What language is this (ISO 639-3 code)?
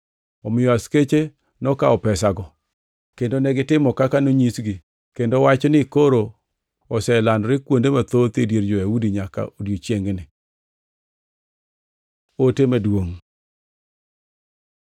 luo